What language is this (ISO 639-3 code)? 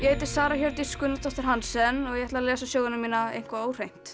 isl